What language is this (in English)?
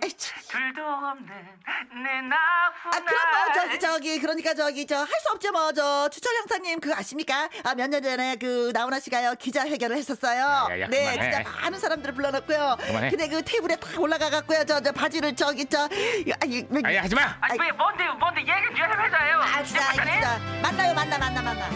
Korean